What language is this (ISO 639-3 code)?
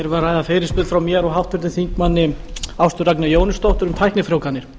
isl